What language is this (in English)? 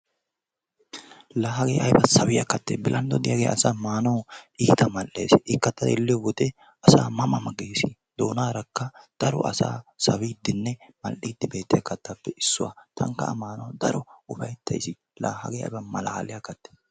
Wolaytta